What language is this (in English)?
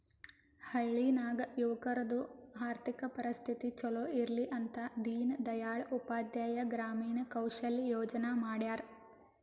Kannada